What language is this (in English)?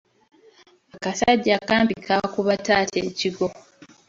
Ganda